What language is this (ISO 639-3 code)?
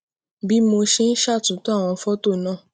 yor